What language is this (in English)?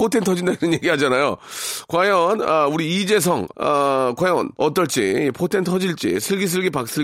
Korean